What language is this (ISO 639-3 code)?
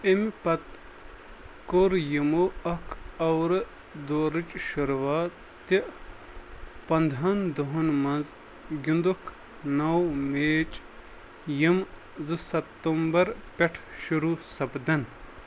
kas